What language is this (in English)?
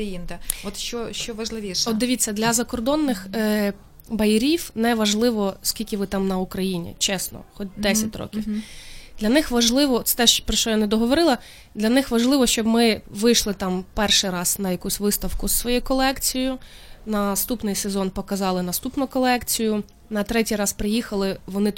Ukrainian